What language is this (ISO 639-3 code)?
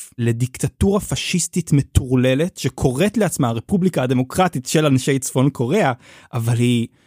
heb